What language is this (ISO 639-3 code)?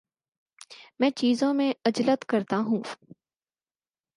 urd